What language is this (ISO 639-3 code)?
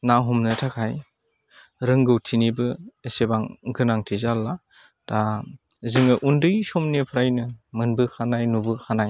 brx